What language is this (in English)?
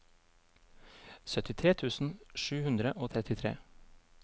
Norwegian